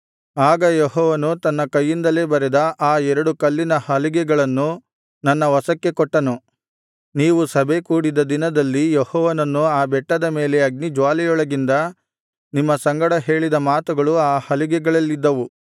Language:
Kannada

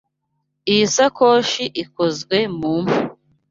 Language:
Kinyarwanda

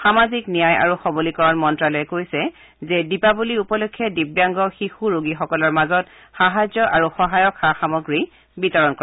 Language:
Assamese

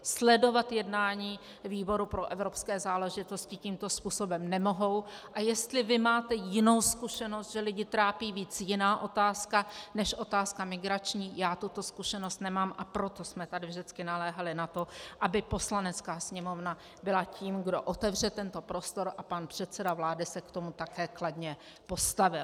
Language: Czech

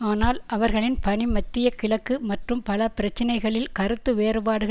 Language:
Tamil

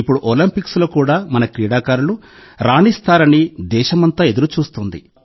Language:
Telugu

